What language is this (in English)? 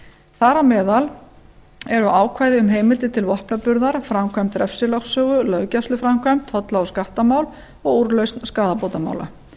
Icelandic